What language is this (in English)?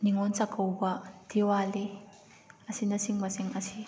Manipuri